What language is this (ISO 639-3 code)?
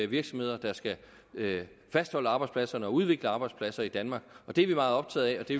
dan